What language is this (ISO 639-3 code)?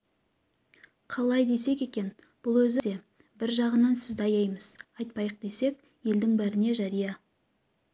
kaz